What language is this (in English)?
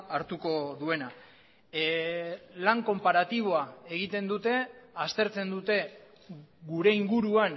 Basque